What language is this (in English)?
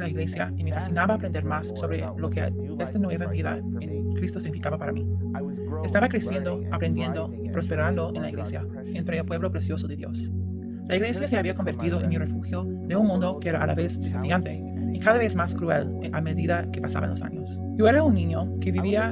Spanish